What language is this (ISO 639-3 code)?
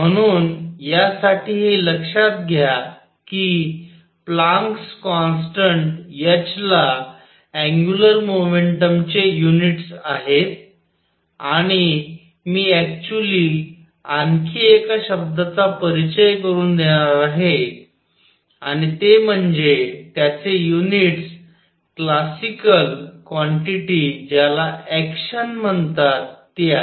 mar